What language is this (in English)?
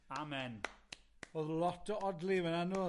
Welsh